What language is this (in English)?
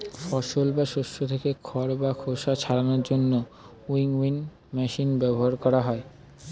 Bangla